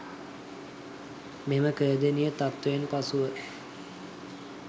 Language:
Sinhala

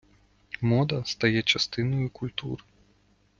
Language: Ukrainian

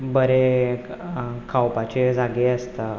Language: Konkani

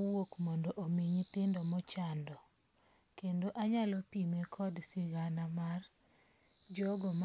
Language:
Luo (Kenya and Tanzania)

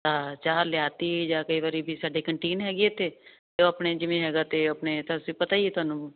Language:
Punjabi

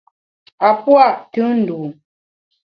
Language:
Bamun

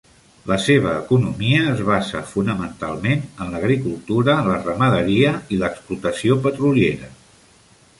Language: Catalan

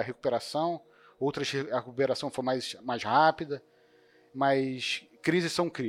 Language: Portuguese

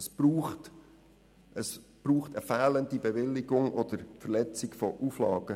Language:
Swiss German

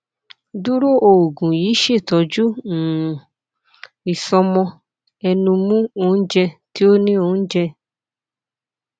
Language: Yoruba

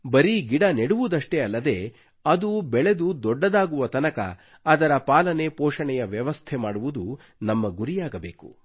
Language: Kannada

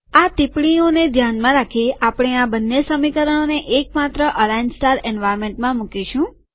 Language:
Gujarati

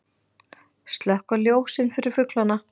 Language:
Icelandic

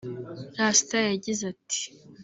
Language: Kinyarwanda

